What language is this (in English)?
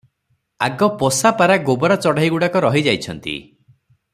Odia